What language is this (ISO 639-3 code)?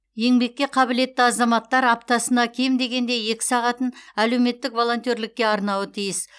kaz